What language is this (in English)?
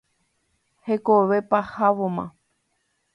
Guarani